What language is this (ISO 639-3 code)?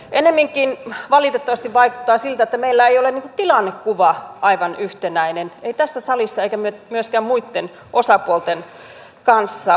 fin